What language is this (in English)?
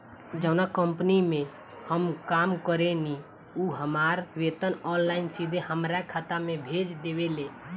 Bhojpuri